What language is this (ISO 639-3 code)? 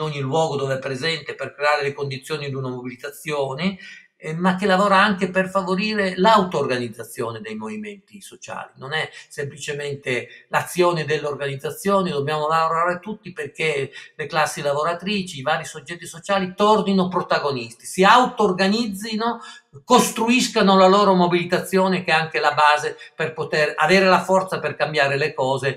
ita